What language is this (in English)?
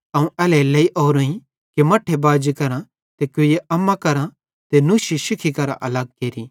Bhadrawahi